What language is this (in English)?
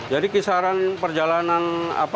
Indonesian